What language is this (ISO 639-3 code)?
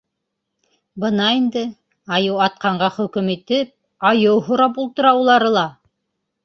bak